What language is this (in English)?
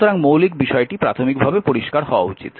Bangla